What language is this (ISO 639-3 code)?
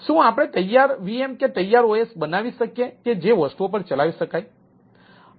guj